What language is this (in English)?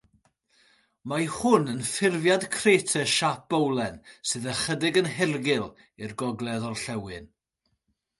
Welsh